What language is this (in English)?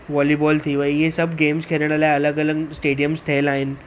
Sindhi